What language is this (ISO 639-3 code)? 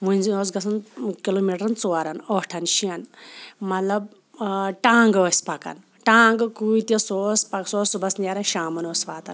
kas